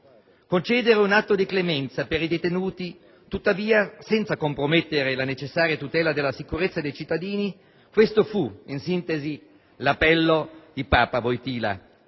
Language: Italian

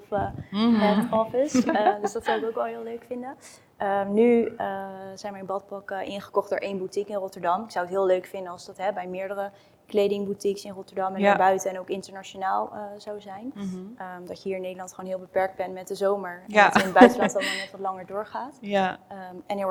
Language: Dutch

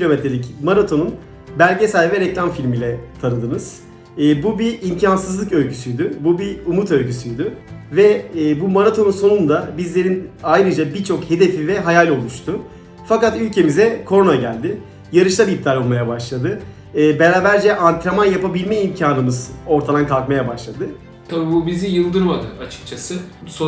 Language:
Turkish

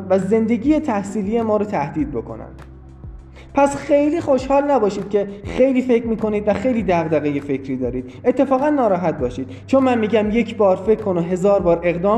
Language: Persian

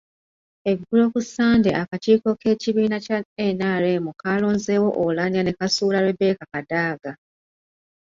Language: Ganda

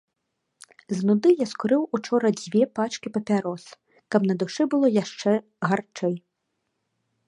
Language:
Belarusian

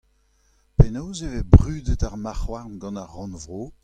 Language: Breton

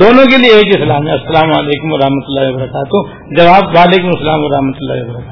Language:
Urdu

